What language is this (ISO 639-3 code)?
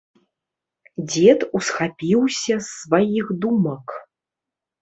bel